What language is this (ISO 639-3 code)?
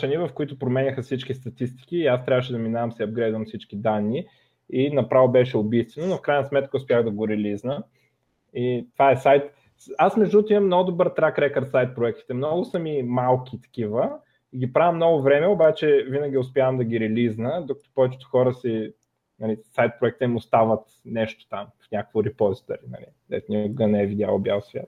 bul